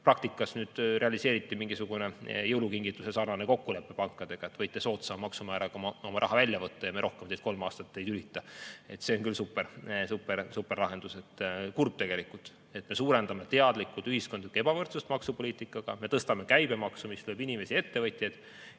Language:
Estonian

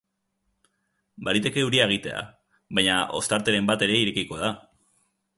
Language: Basque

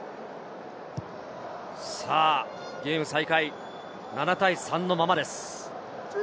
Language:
Japanese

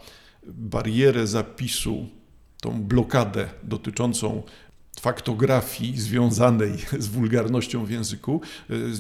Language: Polish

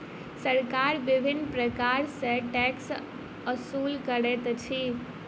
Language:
Maithili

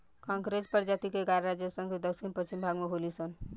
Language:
Bhojpuri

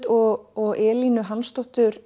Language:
Icelandic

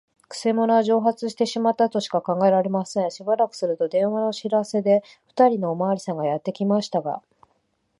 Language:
Japanese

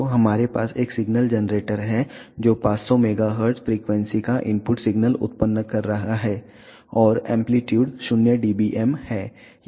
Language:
Hindi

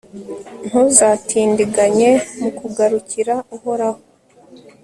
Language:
Kinyarwanda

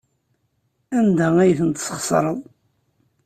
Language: Kabyle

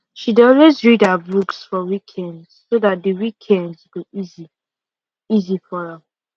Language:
Nigerian Pidgin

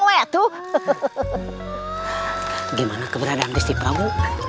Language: Indonesian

